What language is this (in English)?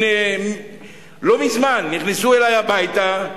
Hebrew